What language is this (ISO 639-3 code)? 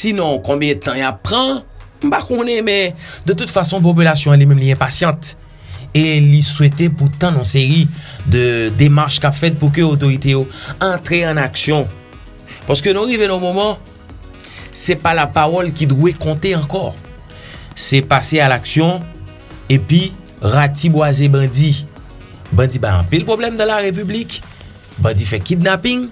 fra